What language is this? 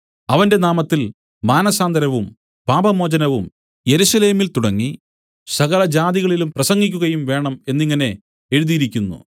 Malayalam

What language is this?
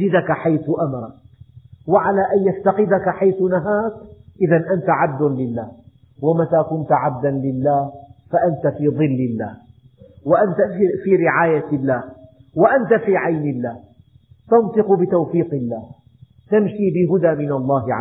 Arabic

